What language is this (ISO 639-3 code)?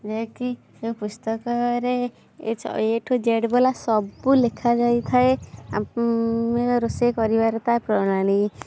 ori